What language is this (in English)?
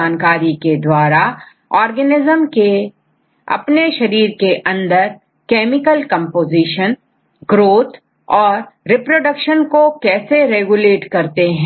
Hindi